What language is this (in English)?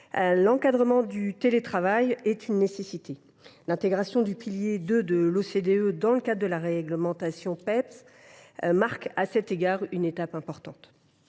French